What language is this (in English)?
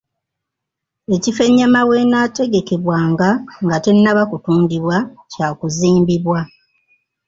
Ganda